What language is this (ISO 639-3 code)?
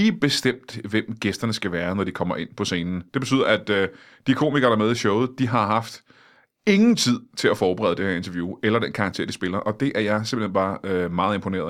dan